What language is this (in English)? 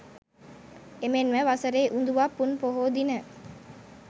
Sinhala